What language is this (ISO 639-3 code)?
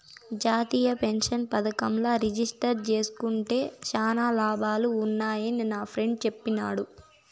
tel